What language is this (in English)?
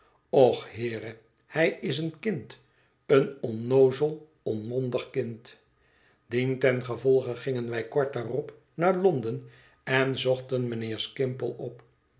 Dutch